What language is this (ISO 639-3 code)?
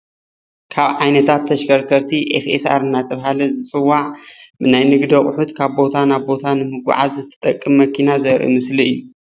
tir